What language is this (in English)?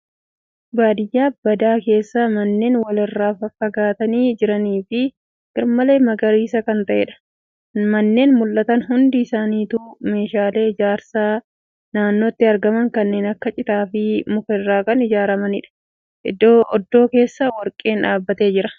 Oromo